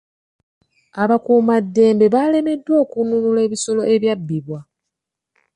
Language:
Ganda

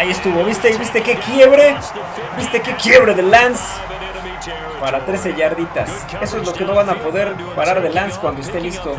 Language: Spanish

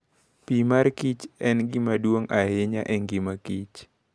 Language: Luo (Kenya and Tanzania)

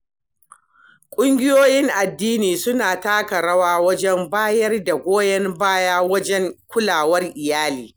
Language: Hausa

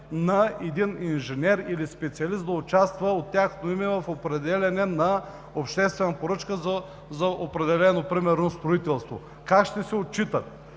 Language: Bulgarian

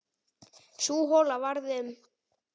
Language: Icelandic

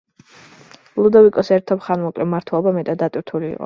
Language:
Georgian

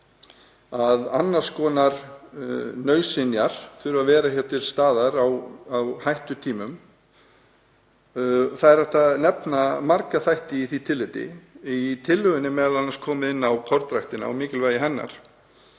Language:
Icelandic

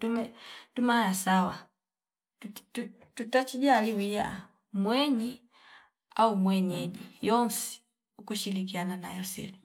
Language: Fipa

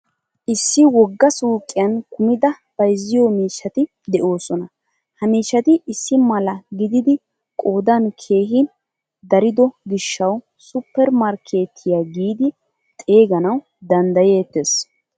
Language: Wolaytta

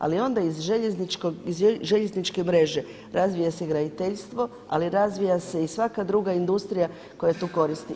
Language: Croatian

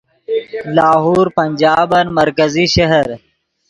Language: Yidgha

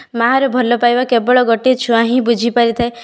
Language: Odia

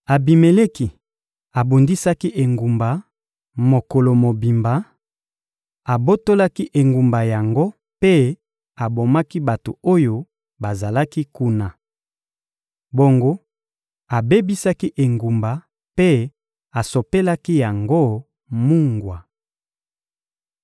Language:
Lingala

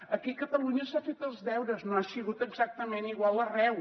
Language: Catalan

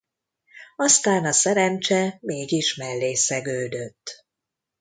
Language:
Hungarian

